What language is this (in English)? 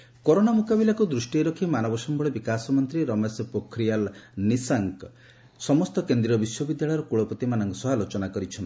Odia